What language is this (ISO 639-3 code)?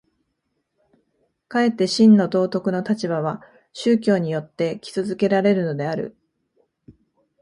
jpn